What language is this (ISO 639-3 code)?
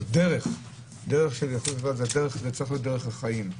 heb